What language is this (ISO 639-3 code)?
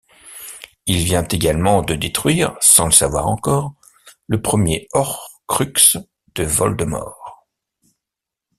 fra